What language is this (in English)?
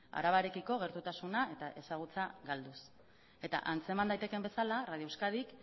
Basque